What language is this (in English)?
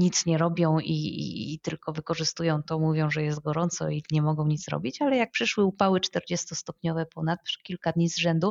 Polish